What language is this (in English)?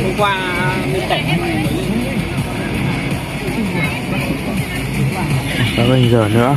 Vietnamese